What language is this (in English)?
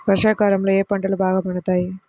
Telugu